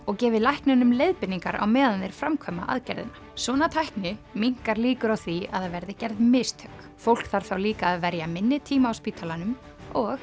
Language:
Icelandic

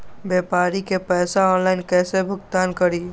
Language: Magahi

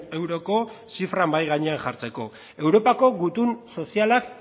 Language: Basque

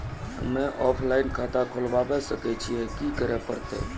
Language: Maithili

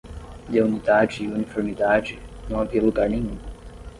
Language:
Portuguese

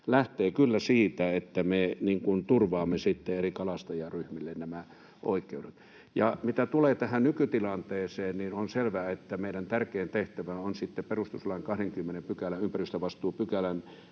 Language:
Finnish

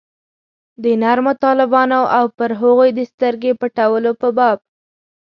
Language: Pashto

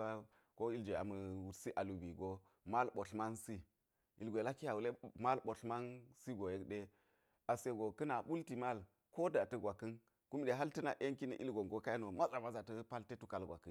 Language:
Geji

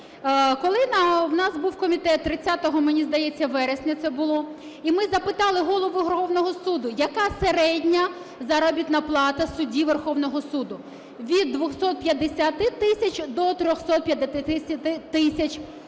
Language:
Ukrainian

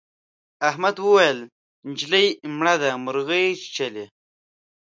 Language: Pashto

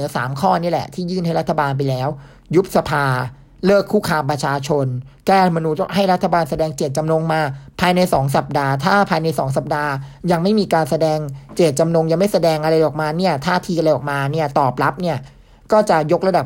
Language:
Thai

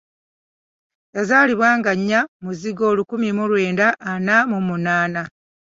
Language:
Ganda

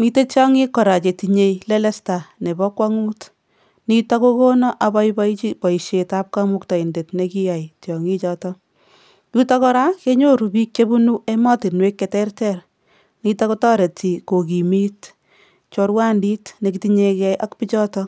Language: Kalenjin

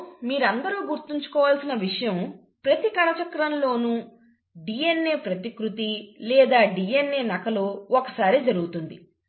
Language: Telugu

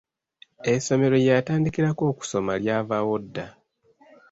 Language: Ganda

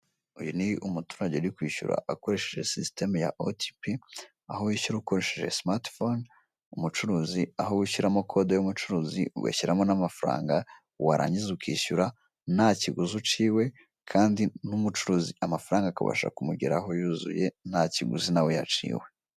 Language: Kinyarwanda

